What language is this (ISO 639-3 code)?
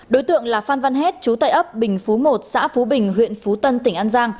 vie